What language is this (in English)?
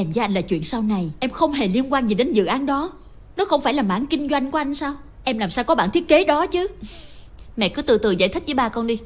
Vietnamese